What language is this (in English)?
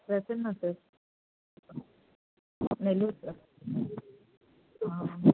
Telugu